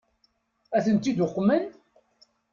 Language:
Kabyle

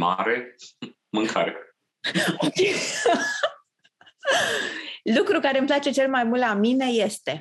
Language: Romanian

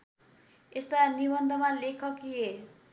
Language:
Nepali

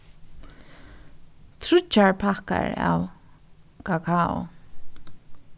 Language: Faroese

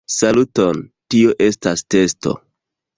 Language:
Esperanto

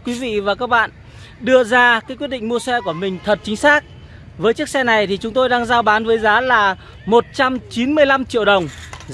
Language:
Vietnamese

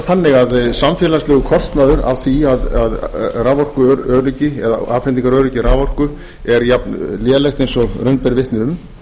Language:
Icelandic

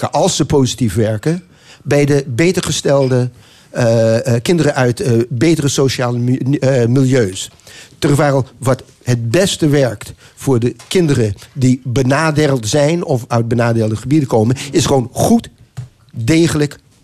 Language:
Dutch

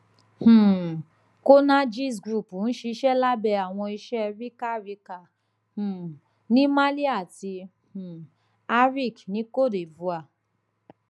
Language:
Yoruba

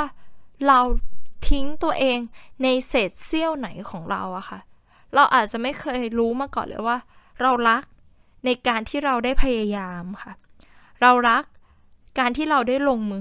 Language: Thai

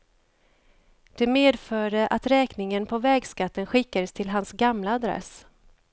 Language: Swedish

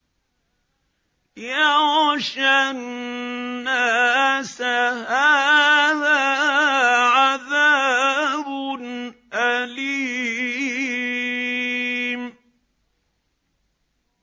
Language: Arabic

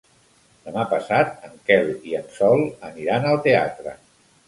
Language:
Catalan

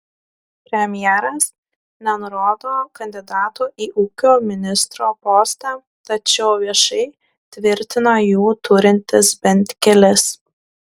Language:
Lithuanian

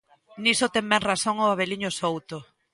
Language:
Galician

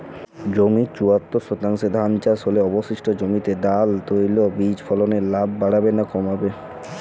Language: Bangla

